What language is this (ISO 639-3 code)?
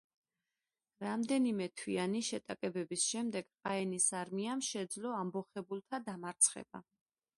kat